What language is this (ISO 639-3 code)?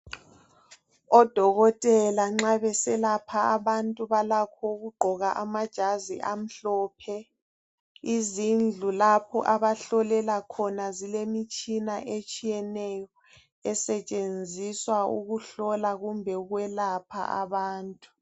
nde